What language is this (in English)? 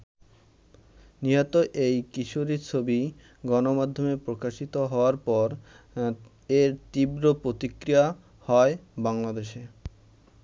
Bangla